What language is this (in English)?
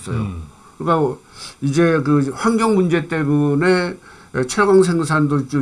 Korean